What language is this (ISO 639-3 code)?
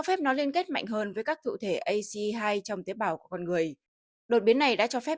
vie